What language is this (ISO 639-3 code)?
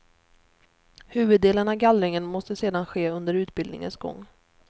swe